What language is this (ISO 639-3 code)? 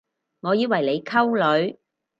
yue